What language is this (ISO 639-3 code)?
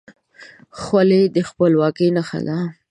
pus